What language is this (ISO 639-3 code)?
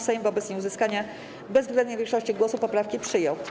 pol